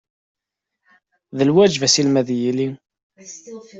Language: Kabyle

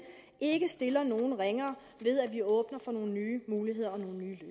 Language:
Danish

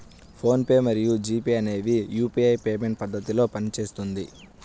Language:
Telugu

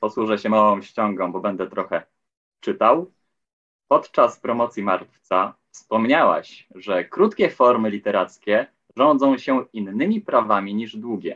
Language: Polish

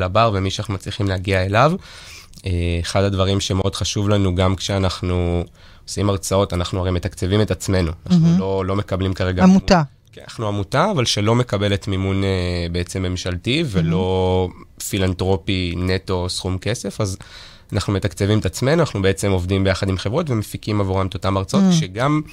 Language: Hebrew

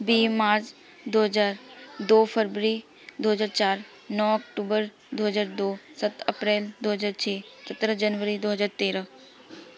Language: Punjabi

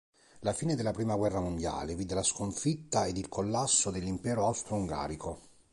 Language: Italian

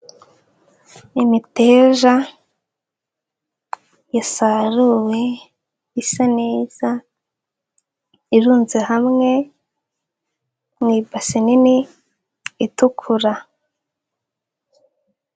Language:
Kinyarwanda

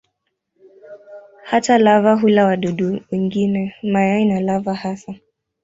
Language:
Swahili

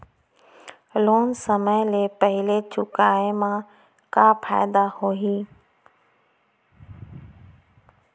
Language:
Chhattisgarhi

